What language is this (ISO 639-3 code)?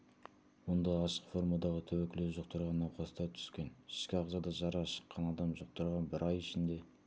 kaz